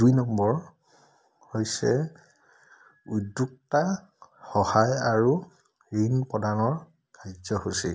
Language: Assamese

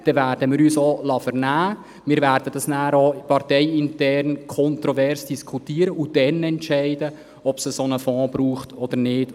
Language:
Swiss German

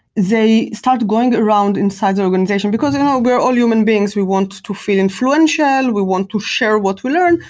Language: English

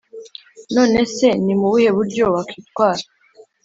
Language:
Kinyarwanda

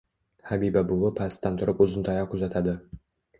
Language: Uzbek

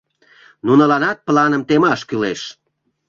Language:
Mari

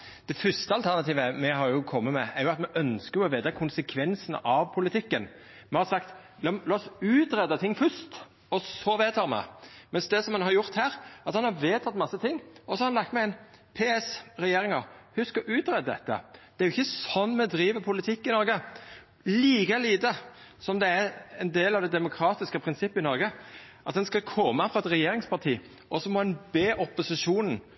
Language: Norwegian Nynorsk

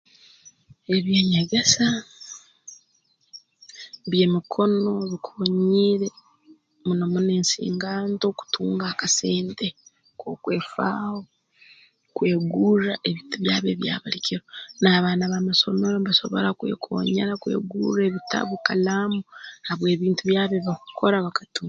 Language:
Tooro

